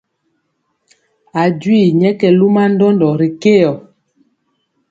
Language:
Mpiemo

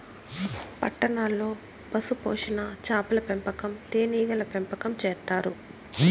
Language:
Telugu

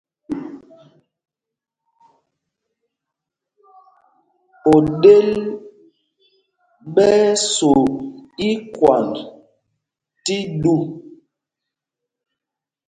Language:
Mpumpong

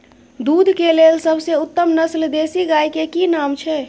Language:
Maithili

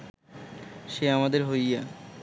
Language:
Bangla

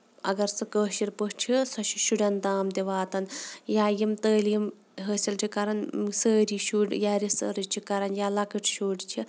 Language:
Kashmiri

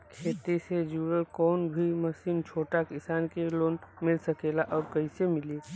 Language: Bhojpuri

